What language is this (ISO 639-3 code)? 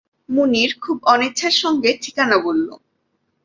ben